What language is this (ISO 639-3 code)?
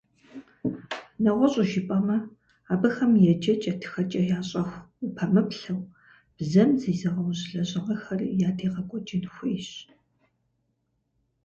kbd